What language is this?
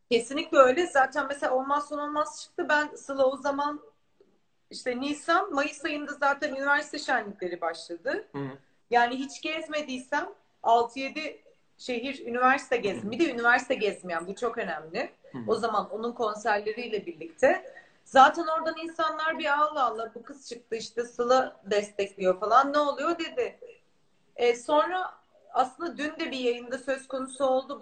Turkish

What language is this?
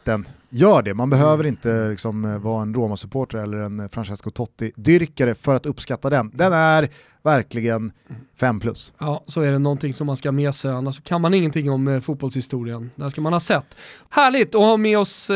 Swedish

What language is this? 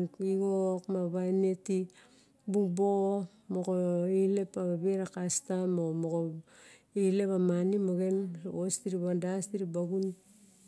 Barok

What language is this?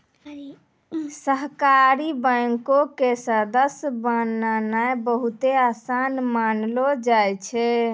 Maithili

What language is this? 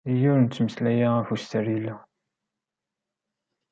Kabyle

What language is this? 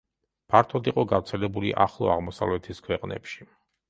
Georgian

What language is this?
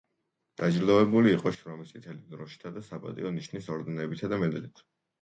Georgian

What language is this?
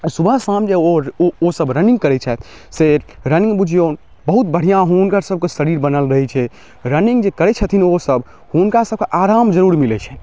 Maithili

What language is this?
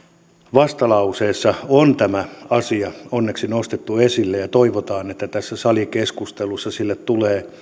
Finnish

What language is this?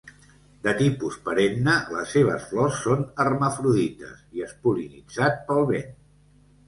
Catalan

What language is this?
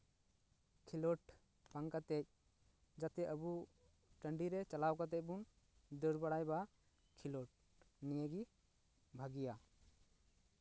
Santali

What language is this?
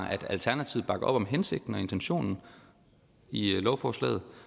Danish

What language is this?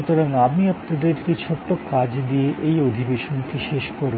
Bangla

